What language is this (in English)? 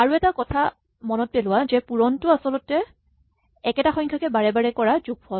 Assamese